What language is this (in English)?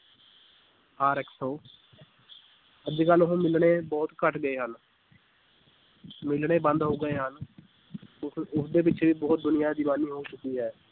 Punjabi